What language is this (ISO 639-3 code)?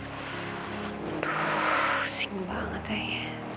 ind